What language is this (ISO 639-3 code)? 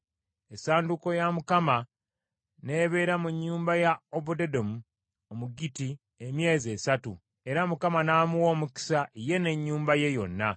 lug